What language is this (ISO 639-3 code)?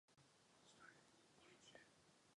ces